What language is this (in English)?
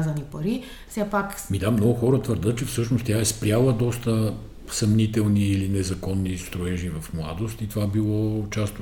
Bulgarian